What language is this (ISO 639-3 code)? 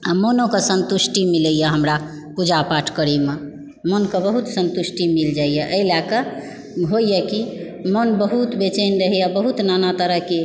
mai